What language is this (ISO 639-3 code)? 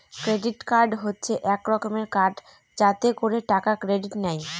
ben